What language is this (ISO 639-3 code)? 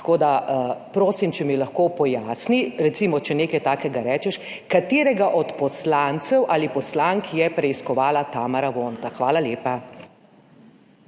slv